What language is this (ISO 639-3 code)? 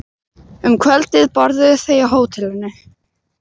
isl